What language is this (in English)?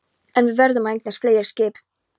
Icelandic